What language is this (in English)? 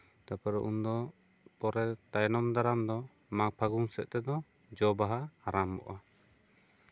Santali